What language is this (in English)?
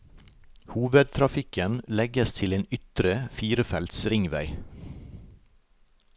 Norwegian